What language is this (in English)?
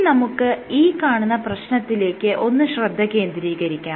Malayalam